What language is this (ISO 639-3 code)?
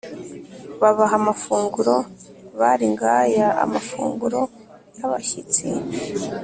kin